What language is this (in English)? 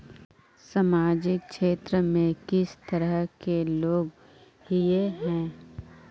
Magahi